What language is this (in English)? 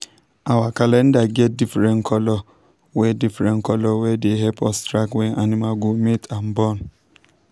Nigerian Pidgin